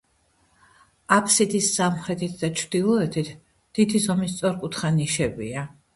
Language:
Georgian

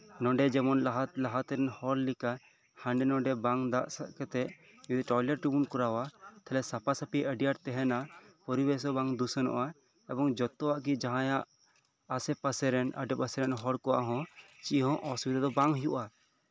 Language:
Santali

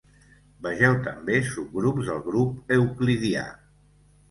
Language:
Catalan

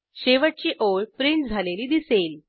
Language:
Marathi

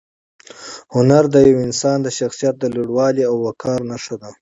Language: Pashto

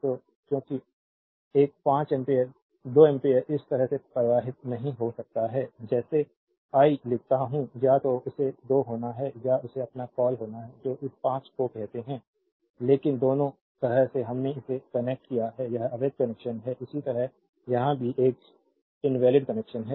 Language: Hindi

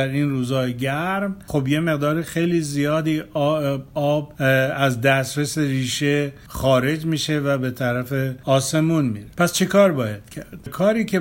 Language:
Persian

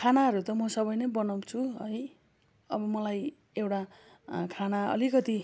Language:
Nepali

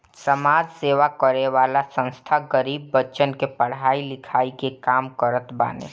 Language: Bhojpuri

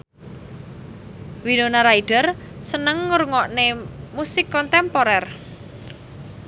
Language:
Javanese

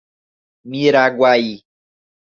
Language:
Portuguese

